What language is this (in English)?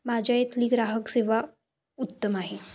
Marathi